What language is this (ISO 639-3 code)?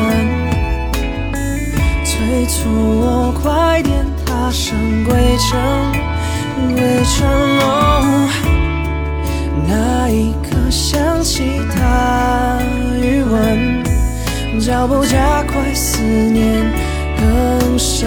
zho